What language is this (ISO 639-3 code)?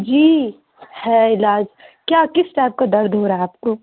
urd